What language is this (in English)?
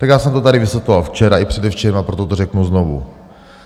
Czech